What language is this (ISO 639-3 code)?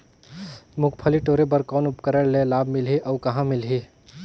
hne